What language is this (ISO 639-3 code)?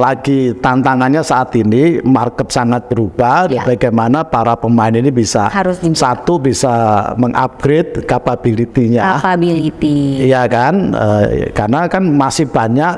ind